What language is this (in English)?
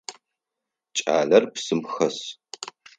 Adyghe